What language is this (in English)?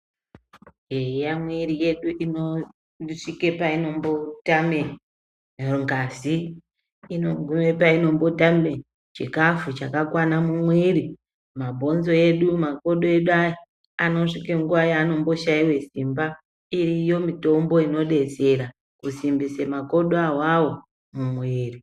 Ndau